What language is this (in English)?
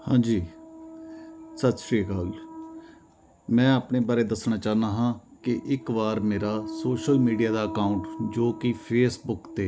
Punjabi